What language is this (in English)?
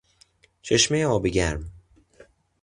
Persian